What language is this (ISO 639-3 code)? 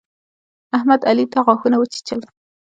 pus